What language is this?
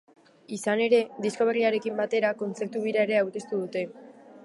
Basque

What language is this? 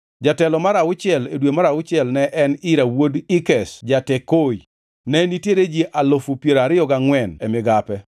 Luo (Kenya and Tanzania)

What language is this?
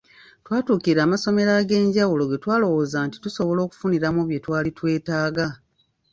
Ganda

